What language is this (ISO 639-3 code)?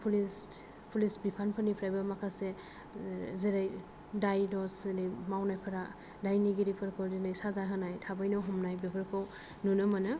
brx